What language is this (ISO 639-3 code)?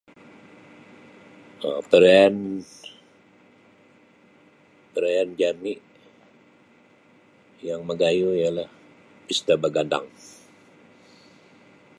bsy